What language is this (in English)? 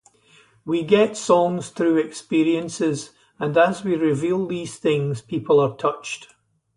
English